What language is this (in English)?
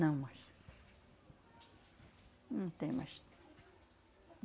Portuguese